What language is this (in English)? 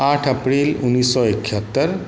Maithili